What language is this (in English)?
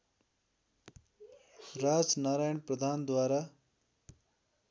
Nepali